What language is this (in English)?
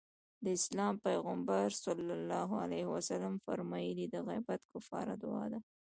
Pashto